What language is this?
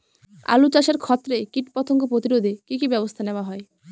Bangla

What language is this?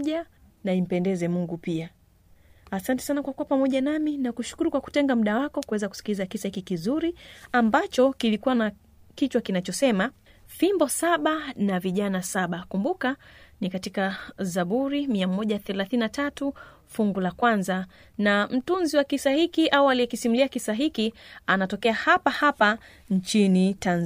Swahili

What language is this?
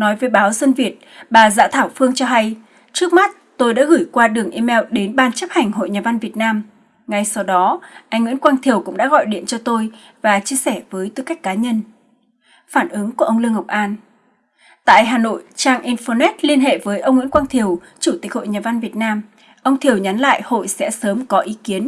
Vietnamese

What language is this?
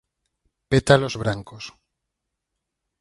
Galician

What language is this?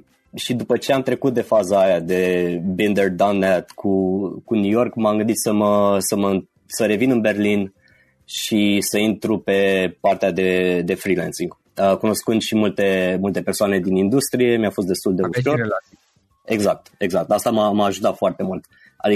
Romanian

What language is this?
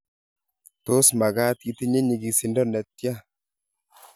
Kalenjin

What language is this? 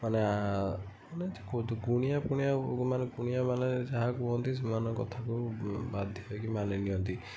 Odia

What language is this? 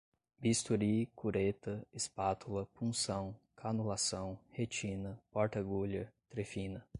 Portuguese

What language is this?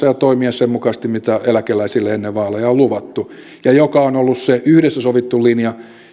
Finnish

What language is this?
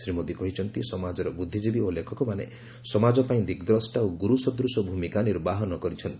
Odia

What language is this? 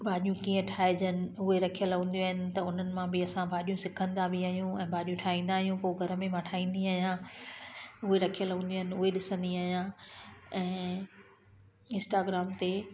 Sindhi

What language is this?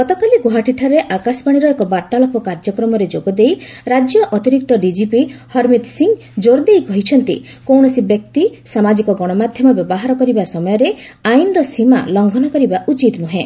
Odia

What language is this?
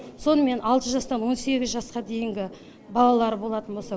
Kazakh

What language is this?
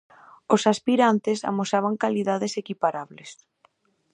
Galician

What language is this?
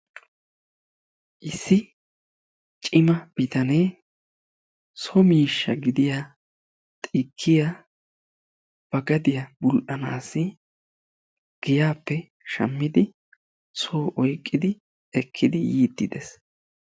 Wolaytta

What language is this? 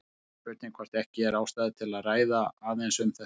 Icelandic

